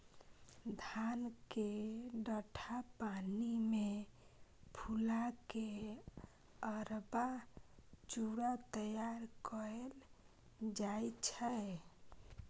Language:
Maithili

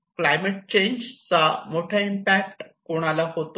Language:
Marathi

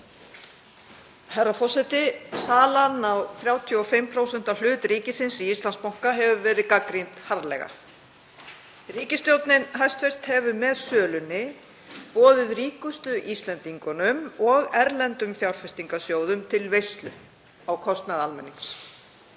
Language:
Icelandic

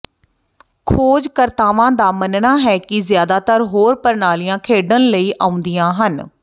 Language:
Punjabi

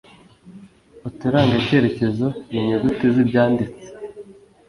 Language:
Kinyarwanda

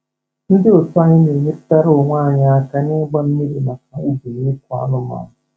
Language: Igbo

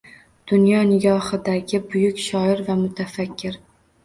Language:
Uzbek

